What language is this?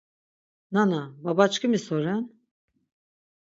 Laz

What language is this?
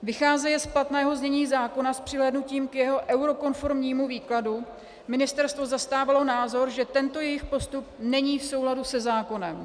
Czech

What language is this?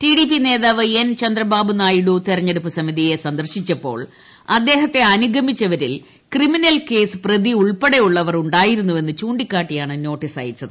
Malayalam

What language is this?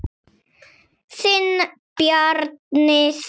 Icelandic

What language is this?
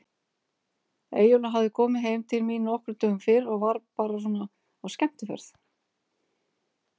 Icelandic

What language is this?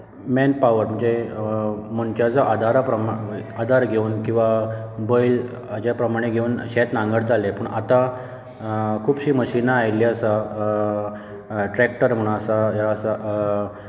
Konkani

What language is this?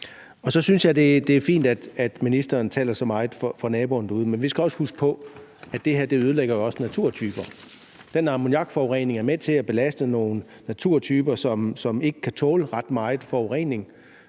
Danish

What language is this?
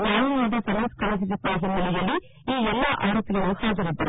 Kannada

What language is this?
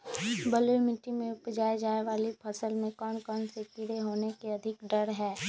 Magahi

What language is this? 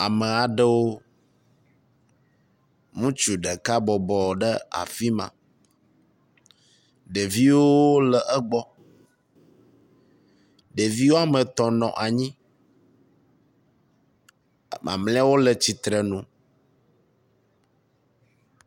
Ewe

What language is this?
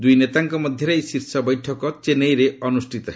Odia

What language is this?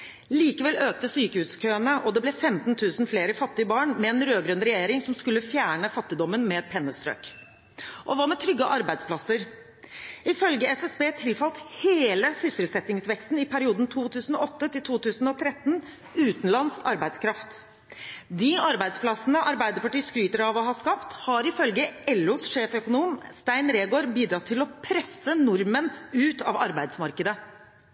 Norwegian Bokmål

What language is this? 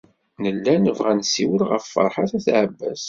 Kabyle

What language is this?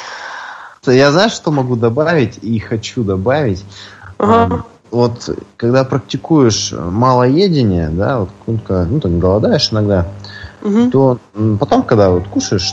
Russian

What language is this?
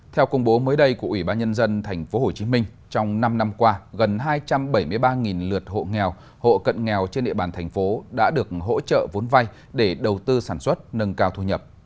Vietnamese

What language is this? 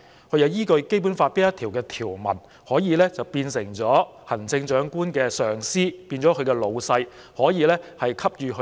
Cantonese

